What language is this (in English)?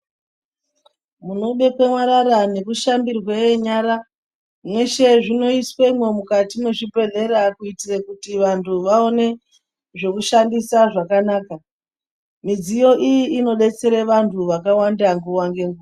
Ndau